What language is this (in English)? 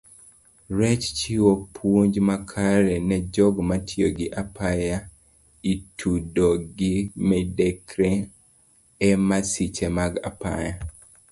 Luo (Kenya and Tanzania)